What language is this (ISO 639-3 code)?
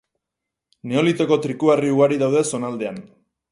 eus